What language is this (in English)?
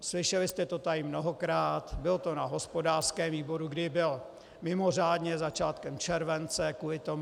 Czech